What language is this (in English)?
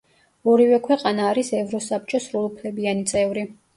Georgian